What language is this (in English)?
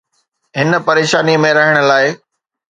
Sindhi